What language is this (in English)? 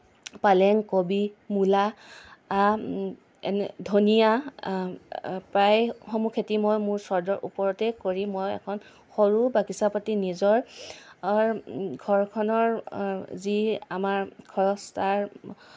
Assamese